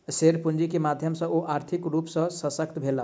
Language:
Maithili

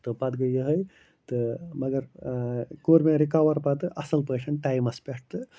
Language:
Kashmiri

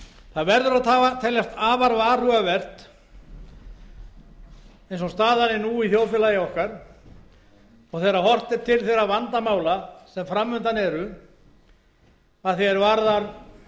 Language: Icelandic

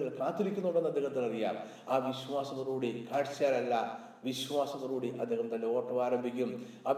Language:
Malayalam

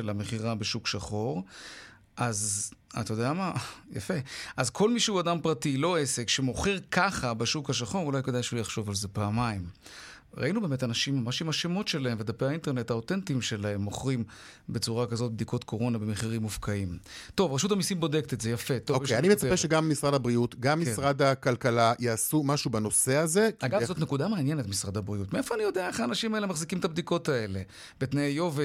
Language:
Hebrew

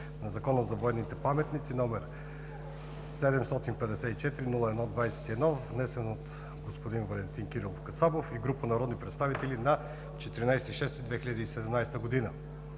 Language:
Bulgarian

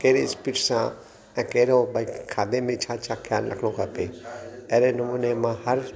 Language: Sindhi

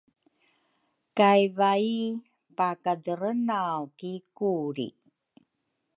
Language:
Rukai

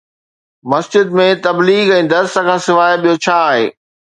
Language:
Sindhi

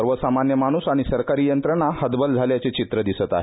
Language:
Marathi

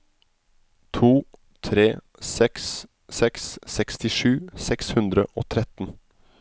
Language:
Norwegian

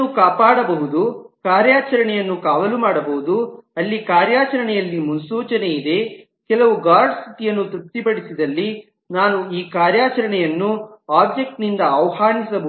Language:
Kannada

